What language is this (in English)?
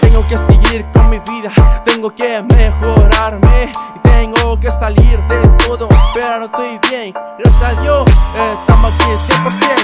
Italian